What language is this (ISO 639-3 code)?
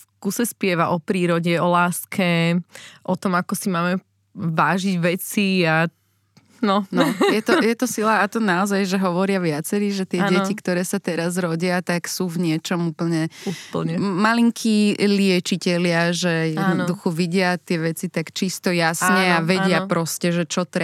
slk